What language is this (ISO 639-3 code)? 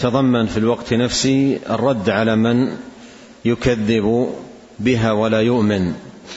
ara